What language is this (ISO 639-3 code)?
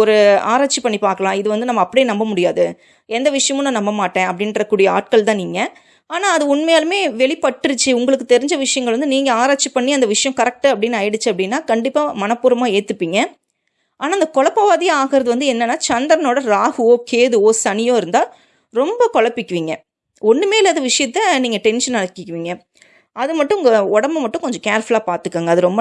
tam